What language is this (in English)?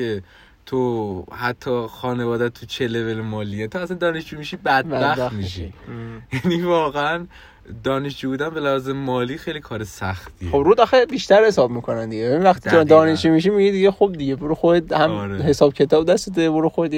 Persian